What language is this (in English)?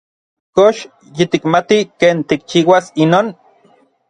Orizaba Nahuatl